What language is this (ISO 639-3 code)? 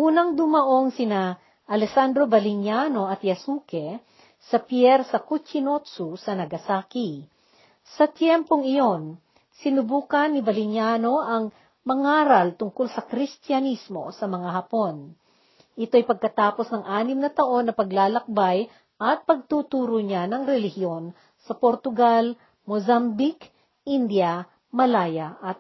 fil